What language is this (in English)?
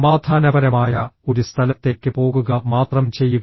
Malayalam